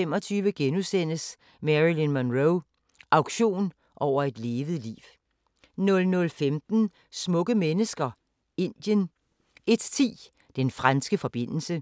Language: Danish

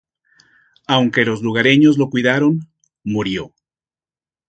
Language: Spanish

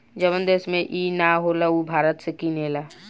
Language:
Bhojpuri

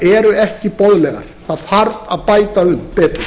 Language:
Icelandic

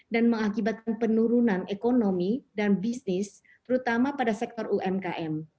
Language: Indonesian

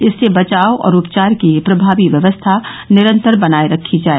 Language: Hindi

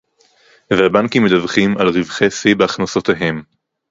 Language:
Hebrew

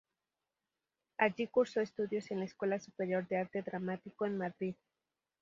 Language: Spanish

